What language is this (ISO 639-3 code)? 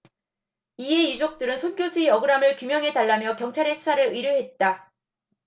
kor